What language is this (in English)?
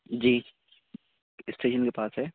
Urdu